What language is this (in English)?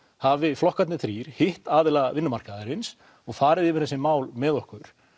Icelandic